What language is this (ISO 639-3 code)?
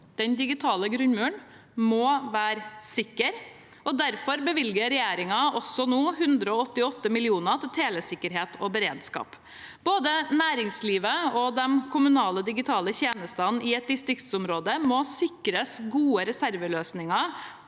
nor